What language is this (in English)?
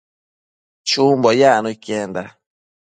Matsés